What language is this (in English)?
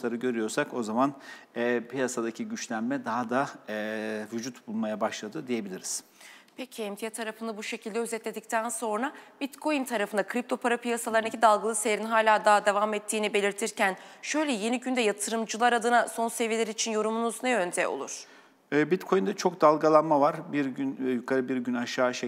Turkish